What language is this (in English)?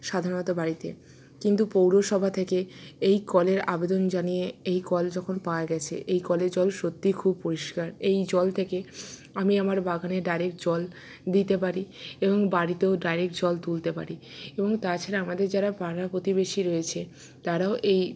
Bangla